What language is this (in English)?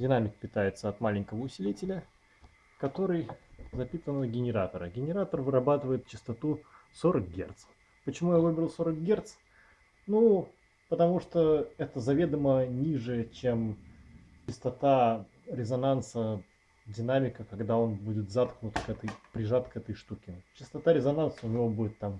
Russian